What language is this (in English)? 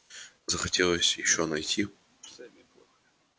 Russian